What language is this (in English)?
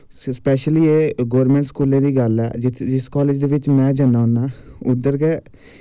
Dogri